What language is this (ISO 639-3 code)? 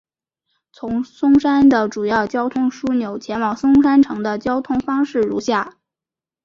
zho